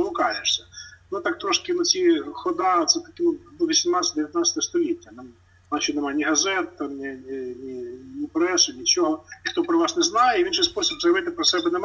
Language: Ukrainian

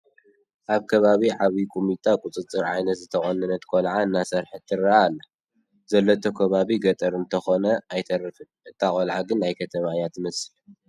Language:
Tigrinya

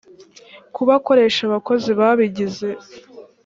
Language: Kinyarwanda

